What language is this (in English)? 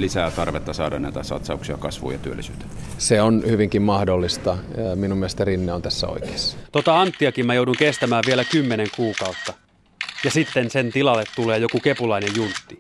Finnish